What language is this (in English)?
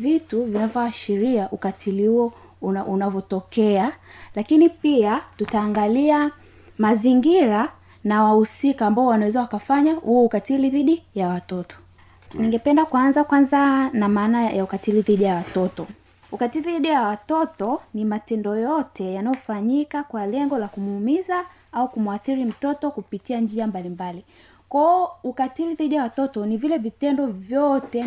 Swahili